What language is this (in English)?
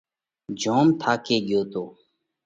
Parkari Koli